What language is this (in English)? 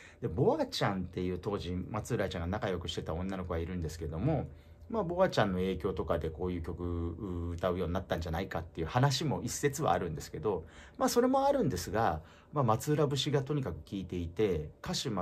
Japanese